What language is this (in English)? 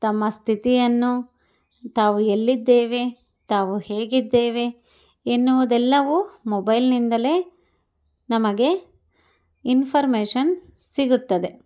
Kannada